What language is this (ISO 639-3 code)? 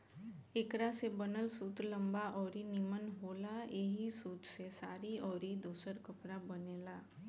bho